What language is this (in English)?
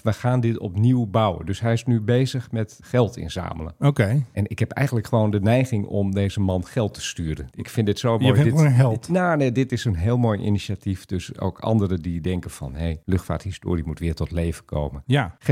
Dutch